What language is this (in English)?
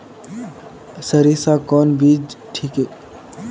Magahi